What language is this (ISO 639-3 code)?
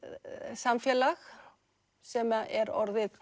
isl